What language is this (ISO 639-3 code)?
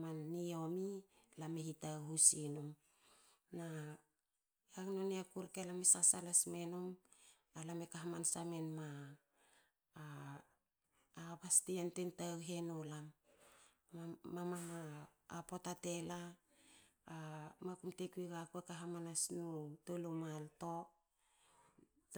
hao